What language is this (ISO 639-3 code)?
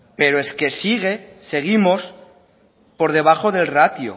spa